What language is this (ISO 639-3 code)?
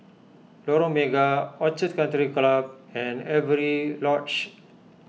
eng